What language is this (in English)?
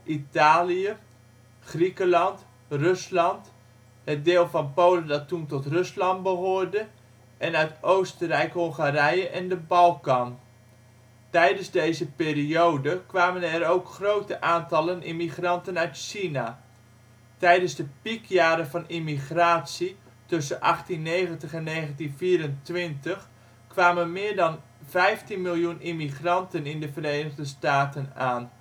Dutch